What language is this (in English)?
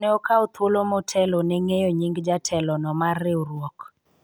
Luo (Kenya and Tanzania)